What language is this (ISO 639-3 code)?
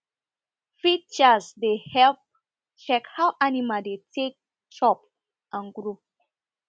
pcm